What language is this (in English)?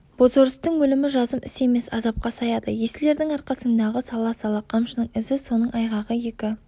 Kazakh